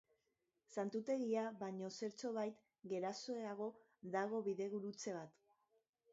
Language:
Basque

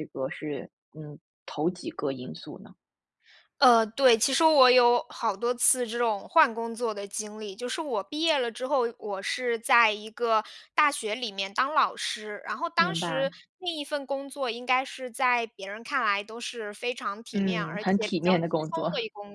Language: Chinese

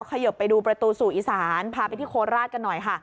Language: Thai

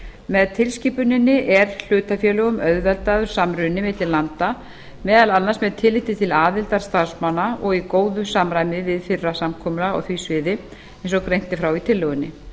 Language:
Icelandic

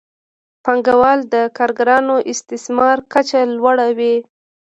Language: Pashto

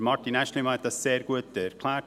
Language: Swiss German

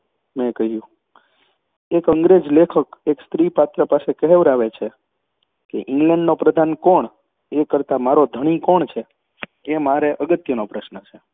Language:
Gujarati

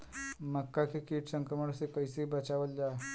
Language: Bhojpuri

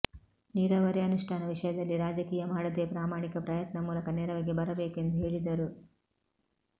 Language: Kannada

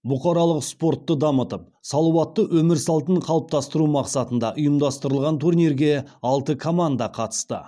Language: Kazakh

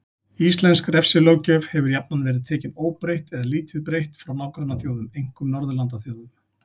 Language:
Icelandic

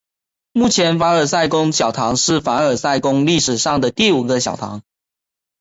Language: Chinese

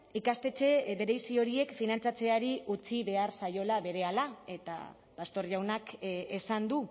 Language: Basque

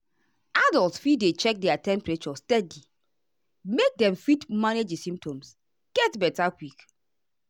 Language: Nigerian Pidgin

